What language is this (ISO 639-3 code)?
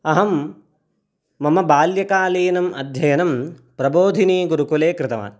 san